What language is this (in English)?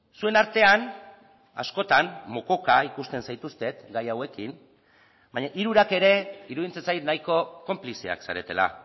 Basque